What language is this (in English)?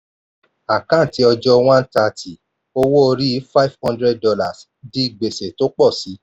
Yoruba